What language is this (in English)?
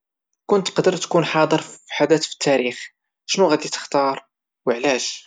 Moroccan Arabic